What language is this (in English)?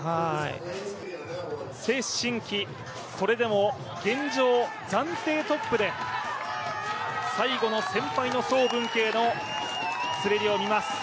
Japanese